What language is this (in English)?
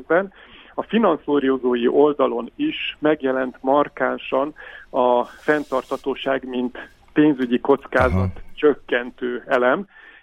Hungarian